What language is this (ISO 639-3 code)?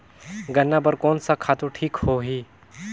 hne